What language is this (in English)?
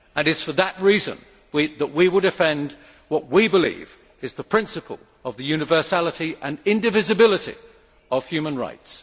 English